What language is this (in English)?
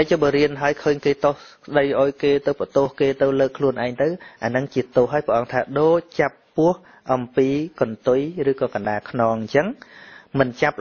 Vietnamese